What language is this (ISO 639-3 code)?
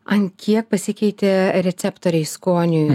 lit